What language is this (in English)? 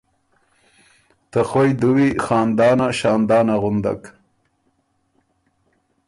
Ormuri